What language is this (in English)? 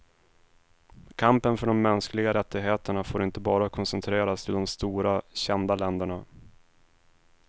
Swedish